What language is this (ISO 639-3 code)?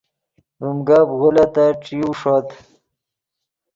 ydg